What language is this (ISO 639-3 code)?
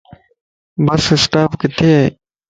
lss